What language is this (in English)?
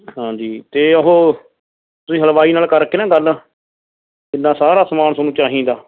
Punjabi